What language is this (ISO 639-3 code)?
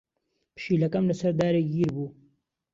ckb